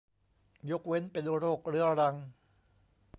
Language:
Thai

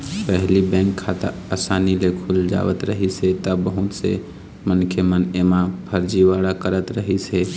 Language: Chhattisgarhi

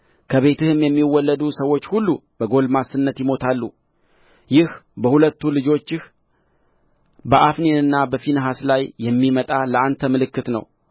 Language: Amharic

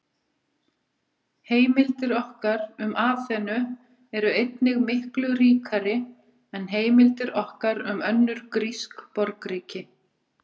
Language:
Icelandic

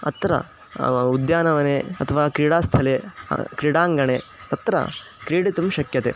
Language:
Sanskrit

